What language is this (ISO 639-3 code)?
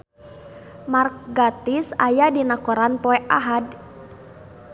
sun